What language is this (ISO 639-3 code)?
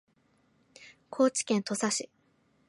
jpn